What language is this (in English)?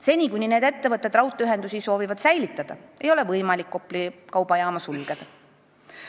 Estonian